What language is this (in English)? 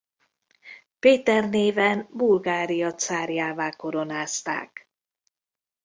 Hungarian